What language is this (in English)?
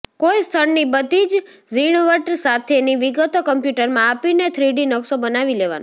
Gujarati